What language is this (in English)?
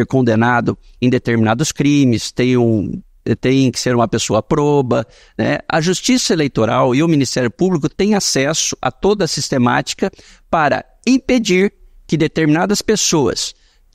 Portuguese